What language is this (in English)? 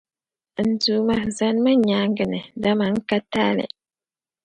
Dagbani